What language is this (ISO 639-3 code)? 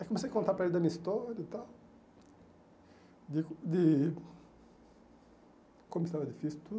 por